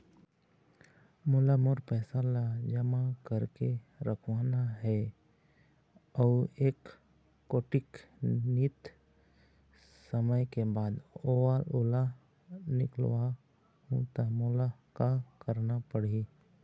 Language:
Chhattisgarhi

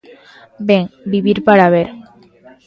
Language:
Galician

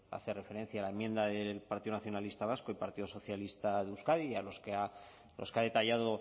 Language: Spanish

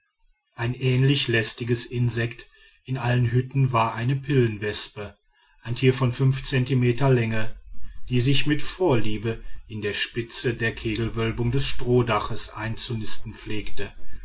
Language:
German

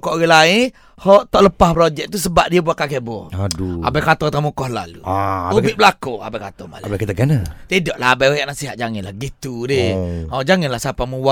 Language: Malay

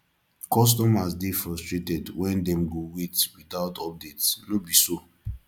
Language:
Nigerian Pidgin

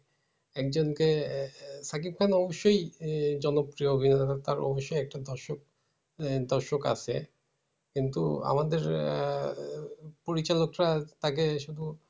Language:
Bangla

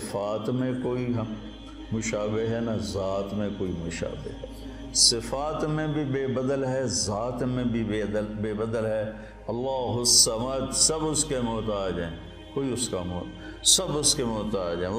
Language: Urdu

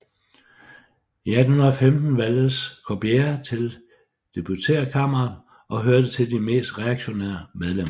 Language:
Danish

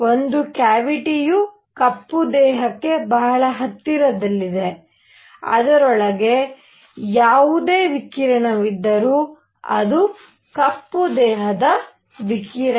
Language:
Kannada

